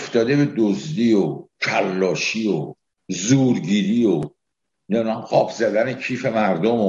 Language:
Persian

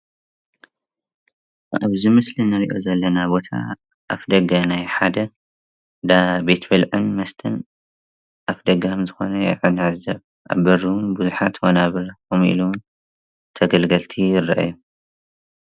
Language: Tigrinya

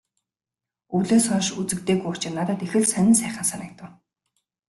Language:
Mongolian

